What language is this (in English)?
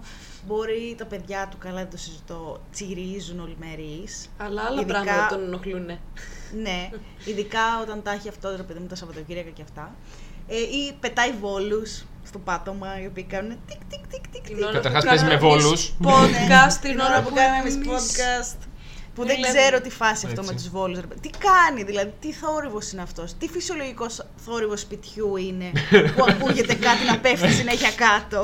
Greek